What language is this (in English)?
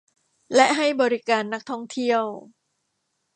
Thai